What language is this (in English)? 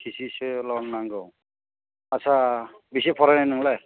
Bodo